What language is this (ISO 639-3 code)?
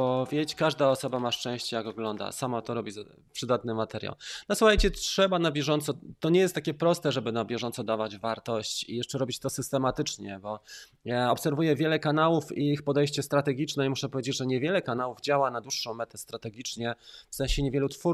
pol